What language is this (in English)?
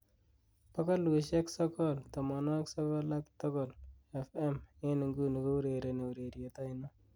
Kalenjin